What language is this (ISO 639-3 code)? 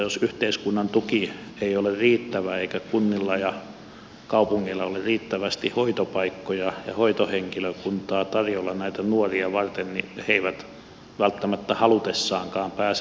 fin